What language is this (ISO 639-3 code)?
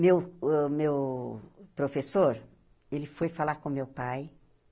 por